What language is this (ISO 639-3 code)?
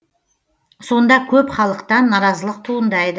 kaz